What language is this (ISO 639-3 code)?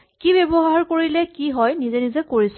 asm